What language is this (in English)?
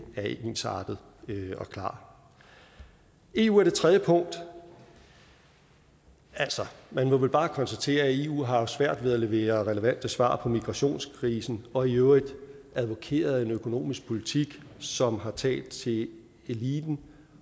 Danish